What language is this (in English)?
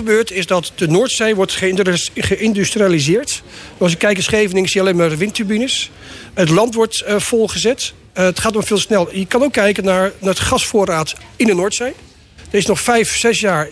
Dutch